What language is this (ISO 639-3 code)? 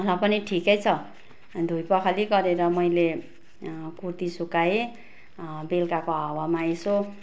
nep